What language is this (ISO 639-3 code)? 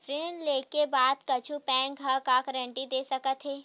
hne